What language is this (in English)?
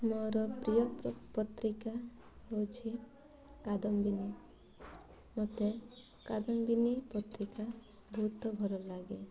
Odia